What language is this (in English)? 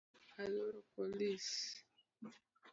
Luo (Kenya and Tanzania)